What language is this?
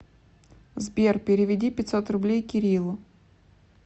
Russian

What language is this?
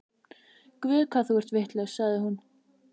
Icelandic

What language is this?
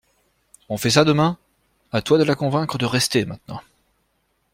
French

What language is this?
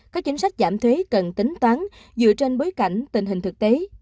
Vietnamese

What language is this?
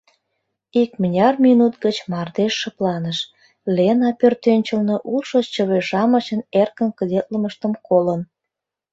Mari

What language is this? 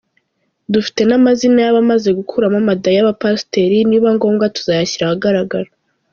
Kinyarwanda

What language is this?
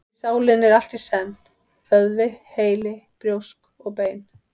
Icelandic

